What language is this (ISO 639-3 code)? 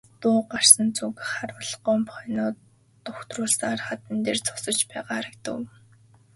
mon